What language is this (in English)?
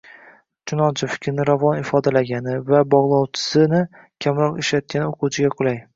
Uzbek